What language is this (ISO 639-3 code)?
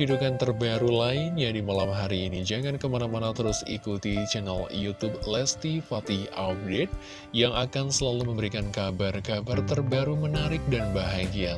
ind